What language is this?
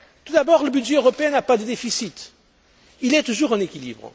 French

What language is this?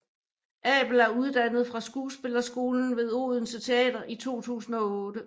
Danish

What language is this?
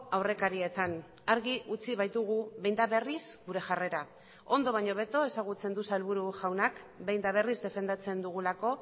Basque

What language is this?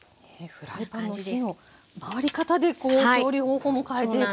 Japanese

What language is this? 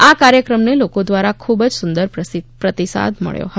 Gujarati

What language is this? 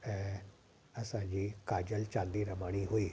Sindhi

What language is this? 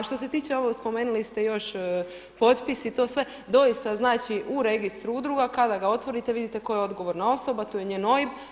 Croatian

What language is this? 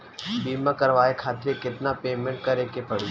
Bhojpuri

